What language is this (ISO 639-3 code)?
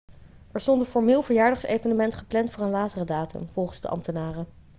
nld